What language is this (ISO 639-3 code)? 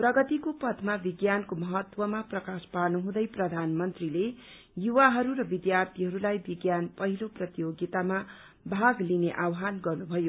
nep